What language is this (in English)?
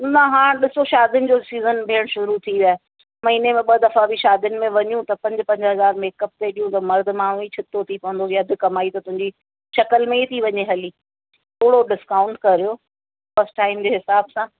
Sindhi